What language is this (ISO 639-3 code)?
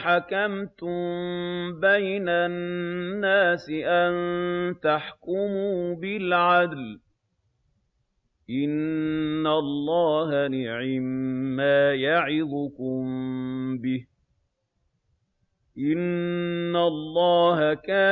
ara